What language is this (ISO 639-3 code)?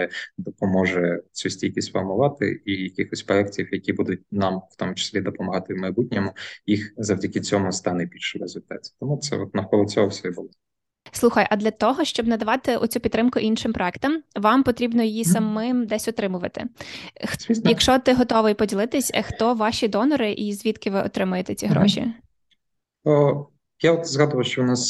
ukr